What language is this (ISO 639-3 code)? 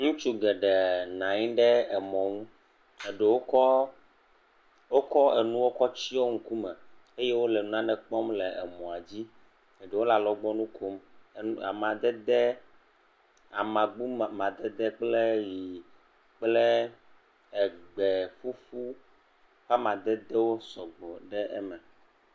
ewe